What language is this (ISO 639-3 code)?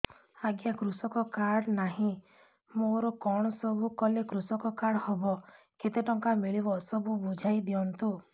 ori